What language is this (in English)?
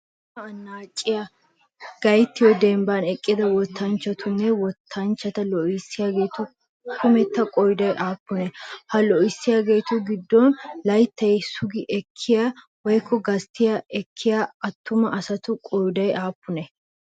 Wolaytta